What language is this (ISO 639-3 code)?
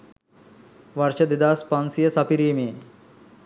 sin